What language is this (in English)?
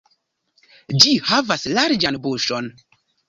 Esperanto